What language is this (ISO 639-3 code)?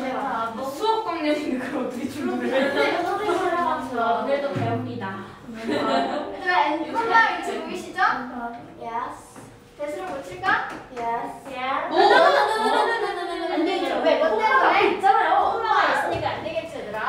kor